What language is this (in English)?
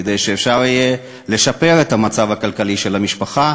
Hebrew